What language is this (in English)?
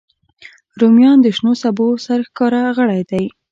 Pashto